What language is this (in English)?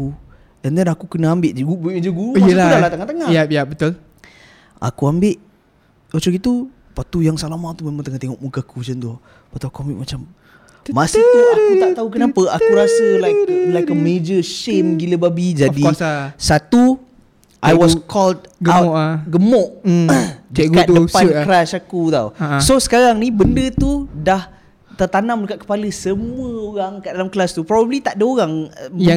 Malay